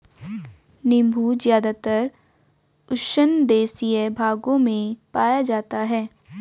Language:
Hindi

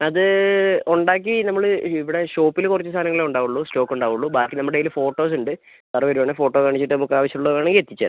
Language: Malayalam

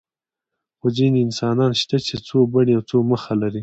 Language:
Pashto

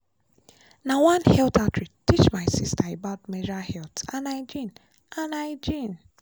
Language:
Nigerian Pidgin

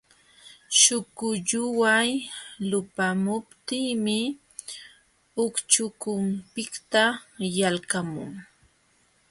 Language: Jauja Wanca Quechua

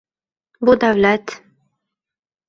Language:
Uzbek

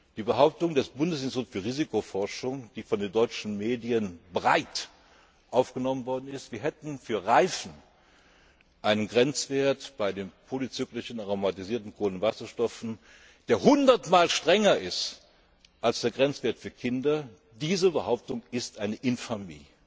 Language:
German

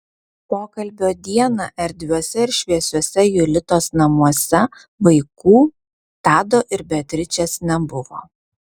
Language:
Lithuanian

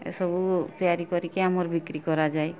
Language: Odia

